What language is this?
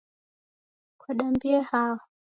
Taita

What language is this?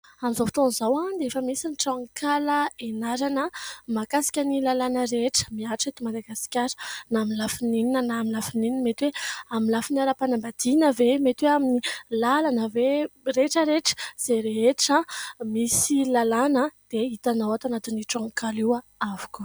Malagasy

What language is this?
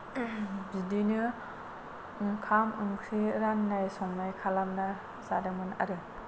Bodo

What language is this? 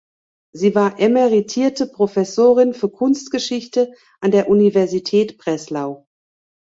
German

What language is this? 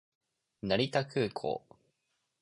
Japanese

